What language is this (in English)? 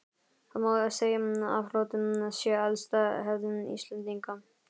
Icelandic